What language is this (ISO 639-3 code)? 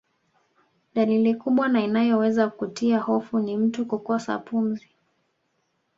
swa